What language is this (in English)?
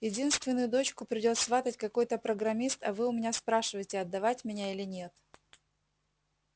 Russian